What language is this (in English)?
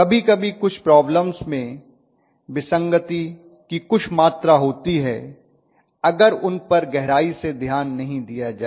Hindi